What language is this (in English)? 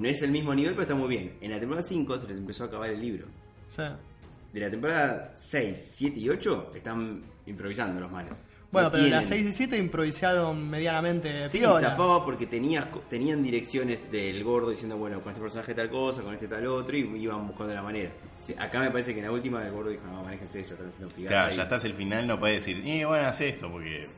Spanish